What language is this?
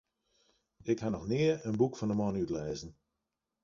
Western Frisian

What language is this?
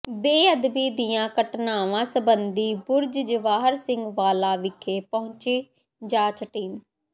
Punjabi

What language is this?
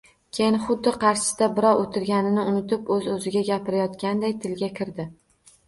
Uzbek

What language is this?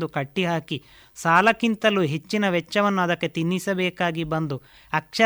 Kannada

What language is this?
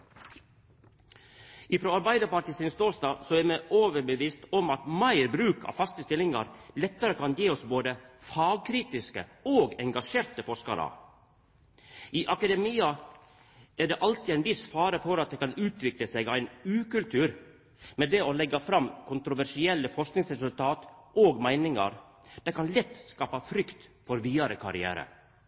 Norwegian Nynorsk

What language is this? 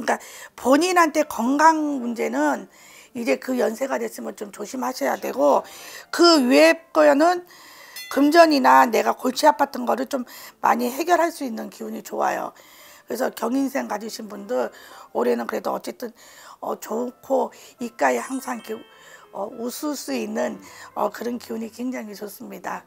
Korean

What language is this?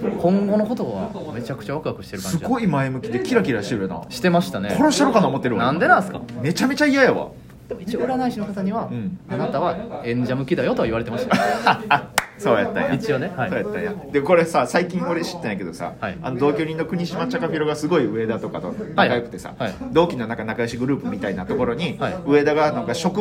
Japanese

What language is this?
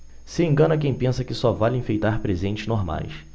Portuguese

